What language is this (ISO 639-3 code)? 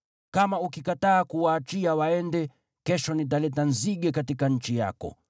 swa